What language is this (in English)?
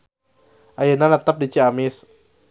Sundanese